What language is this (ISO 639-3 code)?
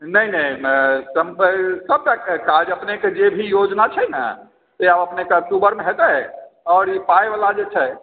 mai